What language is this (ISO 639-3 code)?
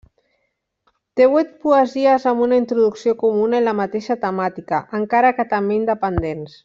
cat